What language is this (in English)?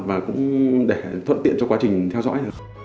Vietnamese